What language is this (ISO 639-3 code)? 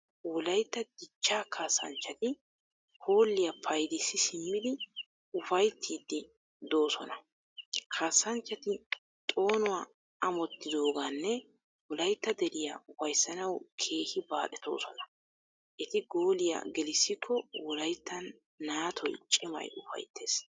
wal